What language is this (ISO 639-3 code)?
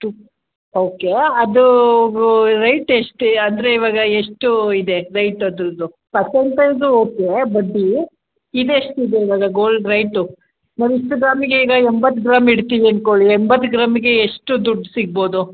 kan